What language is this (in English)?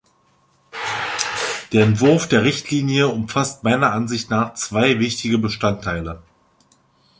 German